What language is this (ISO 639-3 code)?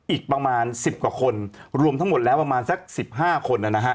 tha